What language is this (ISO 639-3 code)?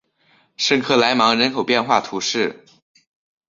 zho